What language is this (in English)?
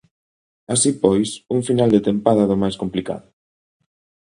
Galician